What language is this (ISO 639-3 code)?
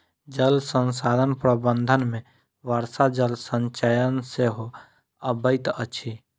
mai